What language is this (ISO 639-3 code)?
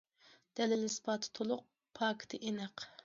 uig